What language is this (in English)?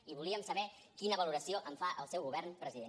Catalan